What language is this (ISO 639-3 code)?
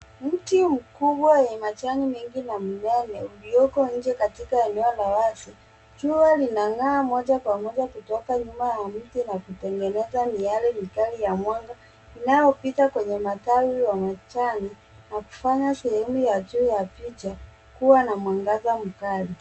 swa